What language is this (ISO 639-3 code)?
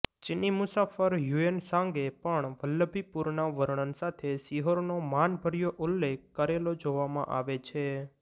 guj